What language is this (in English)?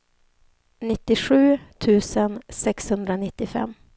Swedish